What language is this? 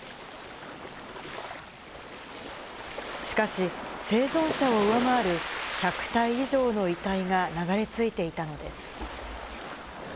Japanese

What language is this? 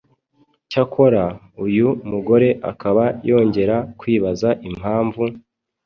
Kinyarwanda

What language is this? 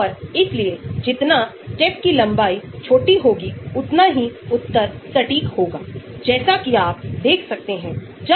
Hindi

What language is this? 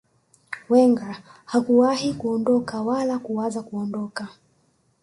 Swahili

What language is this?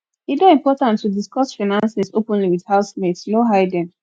Nigerian Pidgin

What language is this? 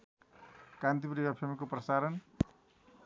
Nepali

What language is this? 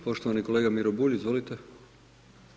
Croatian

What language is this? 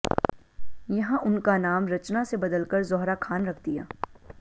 Hindi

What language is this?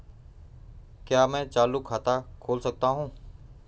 Hindi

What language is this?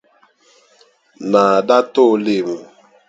Dagbani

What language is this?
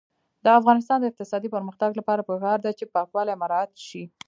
Pashto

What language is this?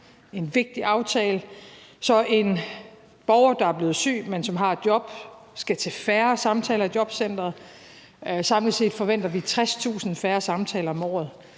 Danish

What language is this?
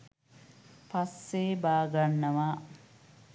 Sinhala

